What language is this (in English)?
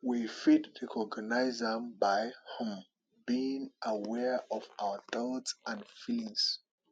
Nigerian Pidgin